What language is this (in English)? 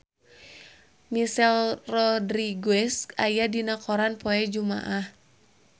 Sundanese